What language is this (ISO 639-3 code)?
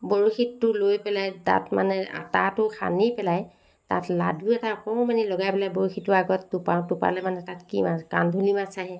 asm